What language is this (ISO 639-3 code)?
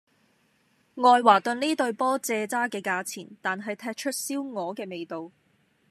yue